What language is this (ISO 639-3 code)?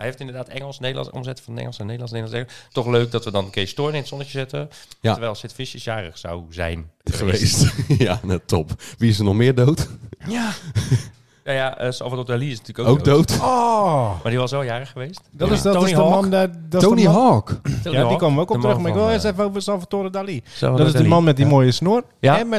nld